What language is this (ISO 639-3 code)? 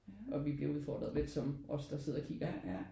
dan